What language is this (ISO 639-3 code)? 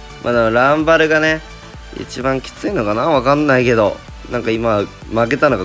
jpn